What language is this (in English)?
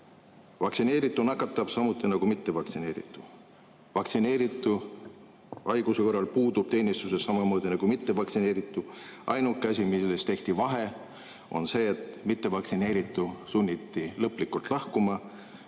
Estonian